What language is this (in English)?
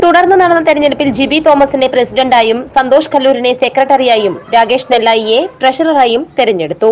Malayalam